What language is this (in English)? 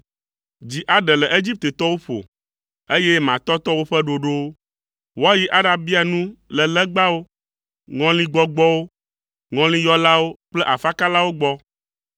Ewe